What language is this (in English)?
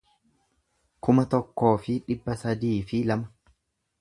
Oromo